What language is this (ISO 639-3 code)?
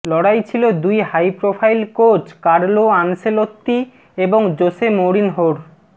ben